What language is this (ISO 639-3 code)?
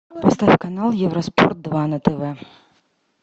rus